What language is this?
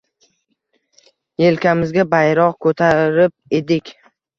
Uzbek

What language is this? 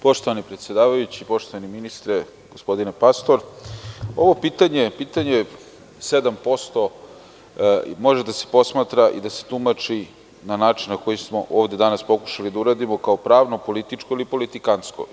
Serbian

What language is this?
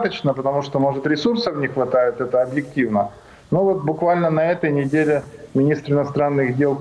Russian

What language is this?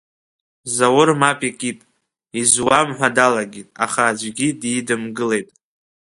Abkhazian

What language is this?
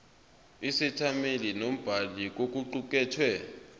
Zulu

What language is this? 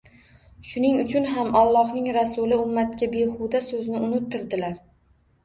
Uzbek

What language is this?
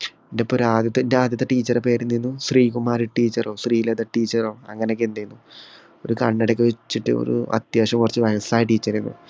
Malayalam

